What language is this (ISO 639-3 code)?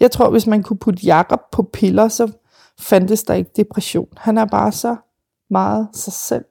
dan